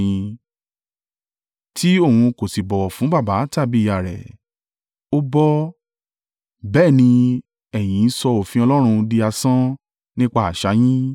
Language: Yoruba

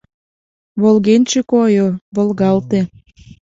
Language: Mari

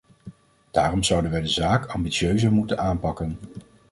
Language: Dutch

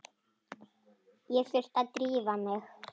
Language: Icelandic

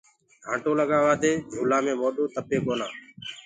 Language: Gurgula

